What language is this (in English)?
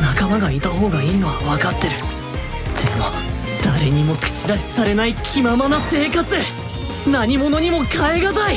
Japanese